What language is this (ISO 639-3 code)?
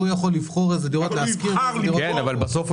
heb